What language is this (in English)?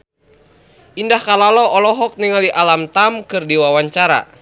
Sundanese